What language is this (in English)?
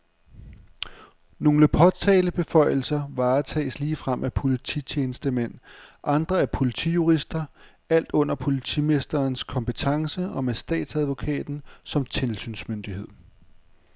Danish